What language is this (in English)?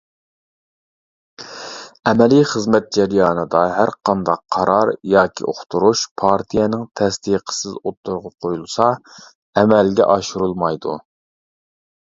Uyghur